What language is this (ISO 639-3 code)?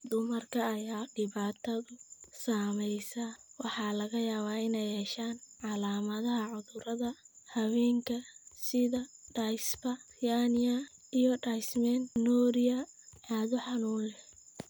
som